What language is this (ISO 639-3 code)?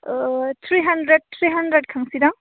brx